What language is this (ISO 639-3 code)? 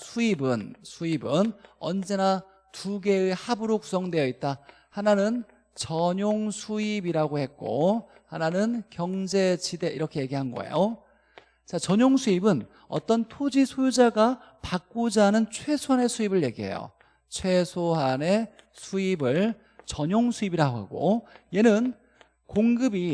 kor